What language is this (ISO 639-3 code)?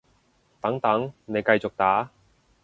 yue